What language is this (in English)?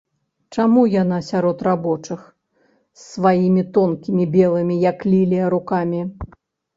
Belarusian